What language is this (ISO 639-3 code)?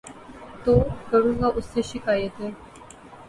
urd